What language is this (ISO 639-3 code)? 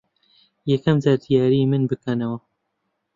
ckb